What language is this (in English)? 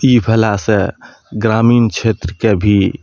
Maithili